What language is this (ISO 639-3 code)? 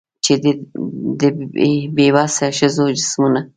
pus